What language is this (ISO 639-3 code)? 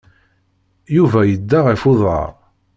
kab